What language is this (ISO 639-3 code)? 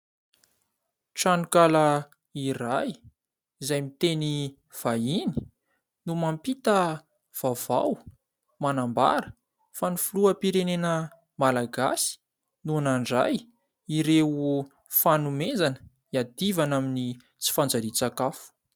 mlg